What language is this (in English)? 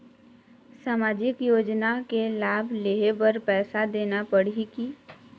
Chhattisgarhi